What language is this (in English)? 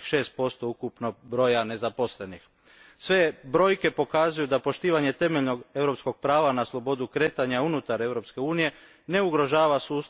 Croatian